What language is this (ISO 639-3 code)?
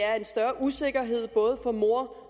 dan